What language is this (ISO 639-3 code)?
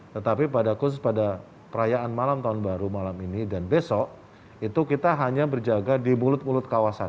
ind